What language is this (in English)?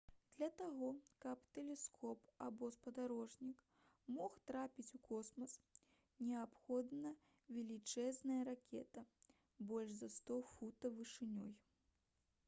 Belarusian